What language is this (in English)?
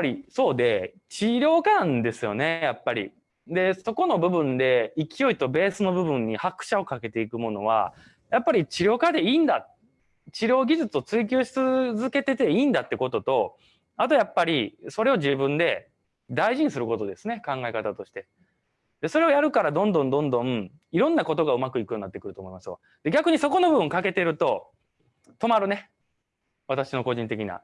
Japanese